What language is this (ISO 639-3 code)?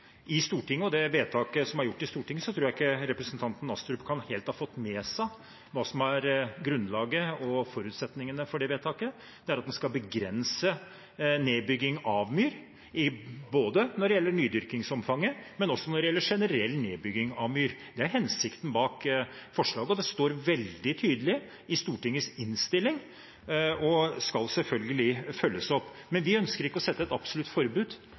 nob